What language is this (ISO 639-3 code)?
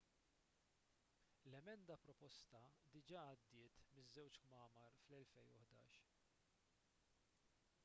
mlt